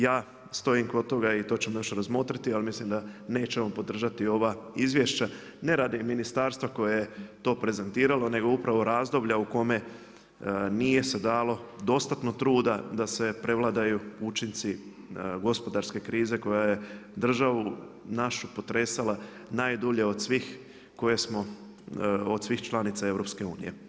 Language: Croatian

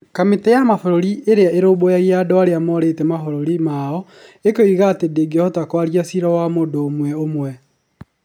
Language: Kikuyu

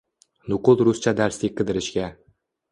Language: Uzbek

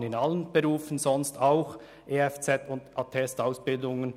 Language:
Swiss German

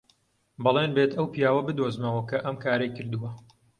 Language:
Central Kurdish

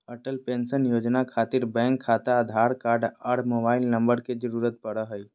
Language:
Magahi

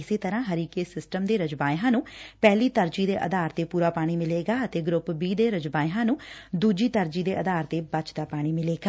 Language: Punjabi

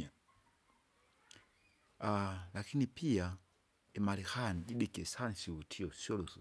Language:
Kinga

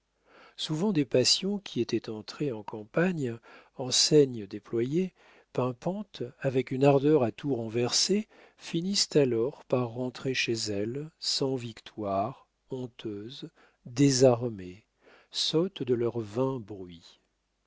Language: French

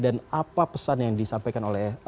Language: Indonesian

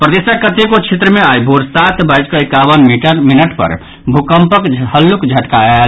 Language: Maithili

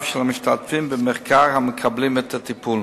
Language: Hebrew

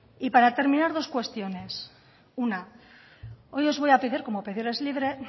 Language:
Spanish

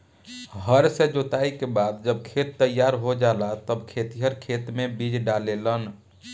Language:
Bhojpuri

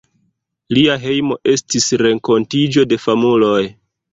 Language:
Esperanto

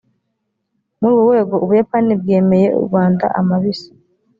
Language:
Kinyarwanda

